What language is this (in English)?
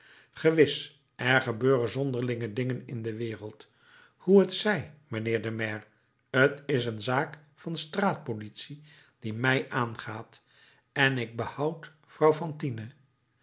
Dutch